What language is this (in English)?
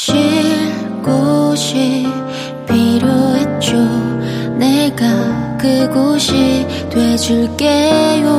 Korean